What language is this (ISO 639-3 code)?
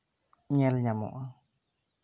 sat